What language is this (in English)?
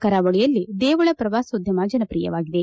Kannada